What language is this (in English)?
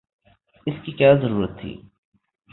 Urdu